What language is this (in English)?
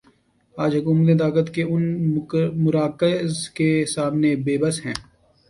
Urdu